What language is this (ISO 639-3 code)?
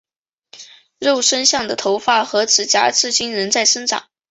zho